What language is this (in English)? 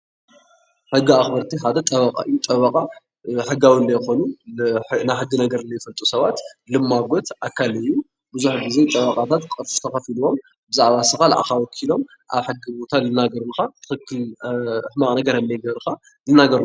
Tigrinya